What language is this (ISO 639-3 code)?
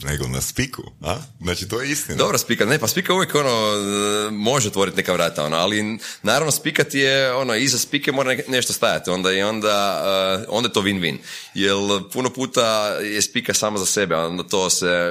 hrv